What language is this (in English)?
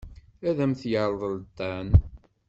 Kabyle